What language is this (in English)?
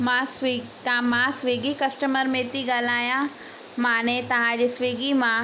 Sindhi